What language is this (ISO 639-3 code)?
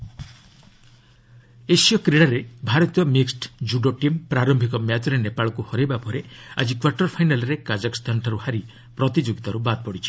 ori